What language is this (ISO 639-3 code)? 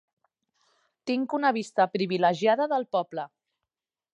cat